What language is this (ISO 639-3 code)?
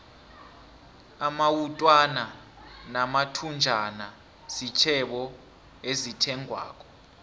nbl